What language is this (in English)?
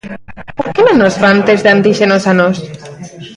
Galician